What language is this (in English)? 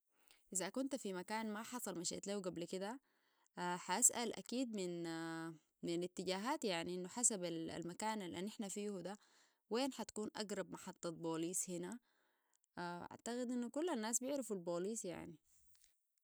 Sudanese Arabic